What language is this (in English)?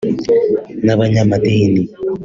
Kinyarwanda